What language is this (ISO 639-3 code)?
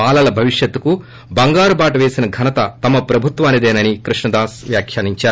tel